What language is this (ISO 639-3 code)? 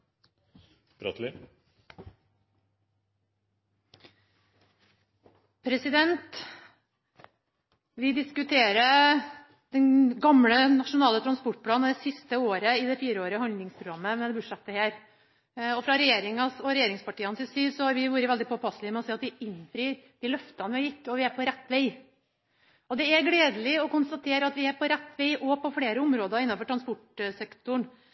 nor